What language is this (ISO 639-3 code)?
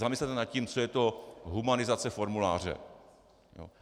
ces